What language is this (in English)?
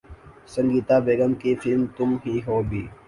Urdu